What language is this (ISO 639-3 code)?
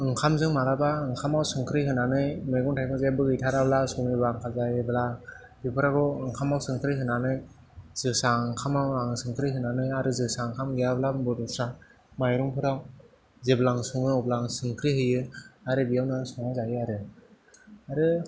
brx